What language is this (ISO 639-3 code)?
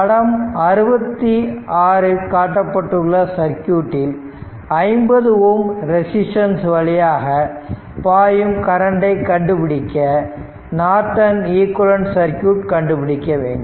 tam